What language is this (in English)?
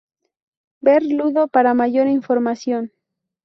Spanish